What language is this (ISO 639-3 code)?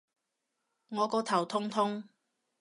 yue